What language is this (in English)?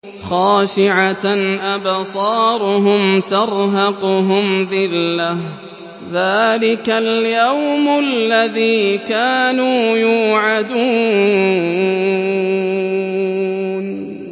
Arabic